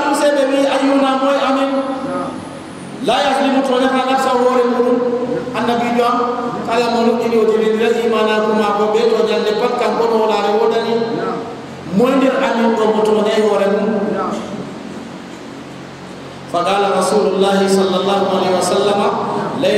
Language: Indonesian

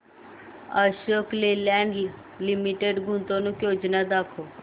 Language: Marathi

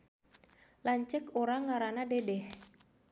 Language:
Sundanese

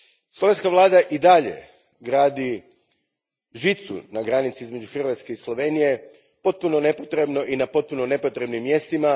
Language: Croatian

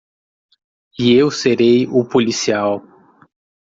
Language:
Portuguese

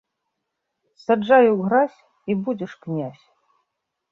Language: Belarusian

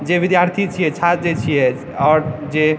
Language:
Maithili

